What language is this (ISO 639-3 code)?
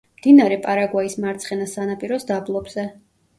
kat